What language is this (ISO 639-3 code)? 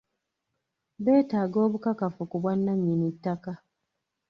lug